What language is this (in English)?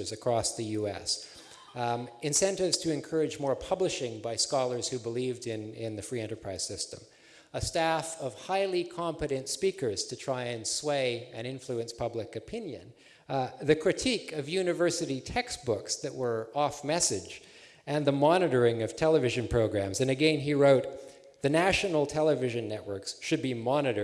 English